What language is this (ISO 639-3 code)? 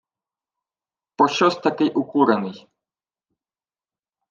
ukr